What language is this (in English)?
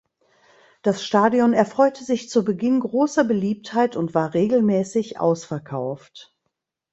German